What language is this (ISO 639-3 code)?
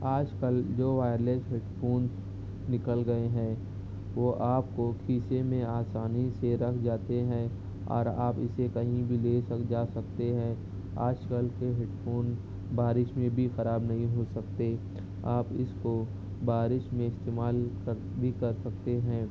urd